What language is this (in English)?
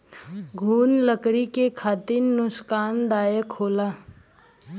Bhojpuri